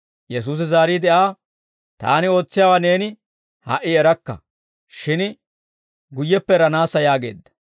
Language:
Dawro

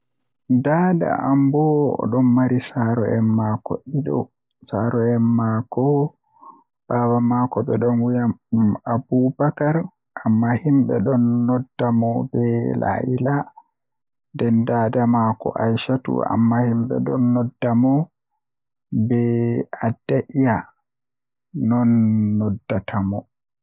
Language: Western Niger Fulfulde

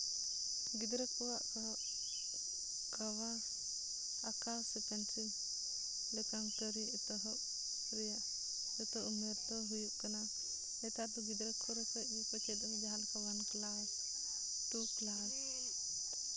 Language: Santali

